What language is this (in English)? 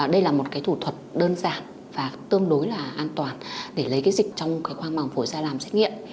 Vietnamese